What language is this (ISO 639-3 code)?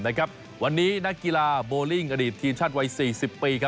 tha